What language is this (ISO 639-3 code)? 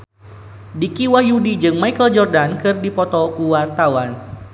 sun